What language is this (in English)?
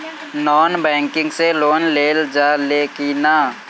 Bhojpuri